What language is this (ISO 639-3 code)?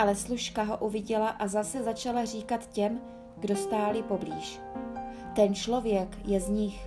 ces